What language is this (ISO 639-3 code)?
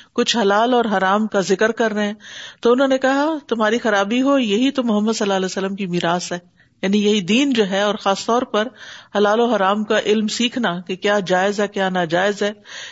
urd